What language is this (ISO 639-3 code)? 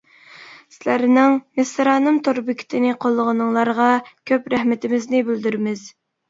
uig